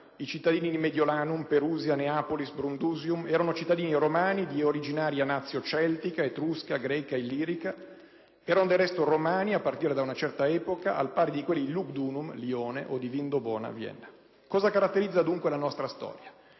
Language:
Italian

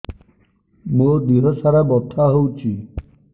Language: Odia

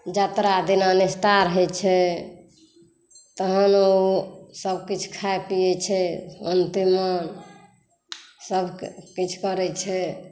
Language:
Maithili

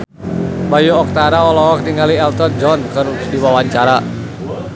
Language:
Sundanese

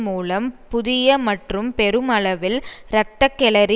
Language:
Tamil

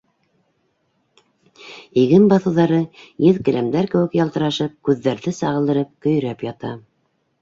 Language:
Bashkir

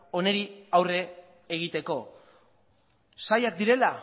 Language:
Basque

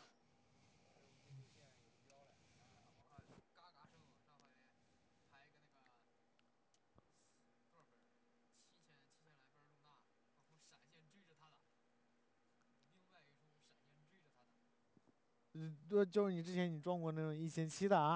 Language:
Chinese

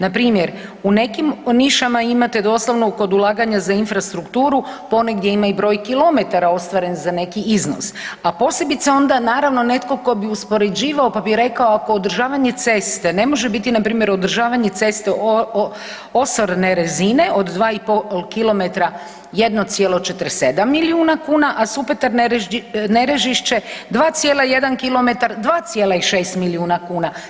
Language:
Croatian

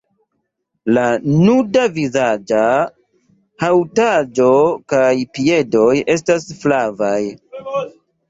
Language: Esperanto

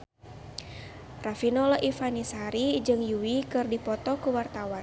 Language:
Sundanese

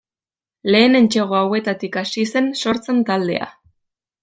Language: Basque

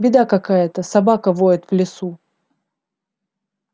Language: Russian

